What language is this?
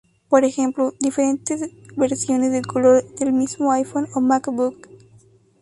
Spanish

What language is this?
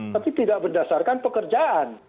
Indonesian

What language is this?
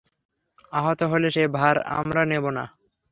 Bangla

